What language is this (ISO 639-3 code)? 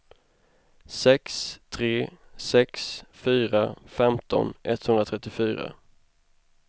swe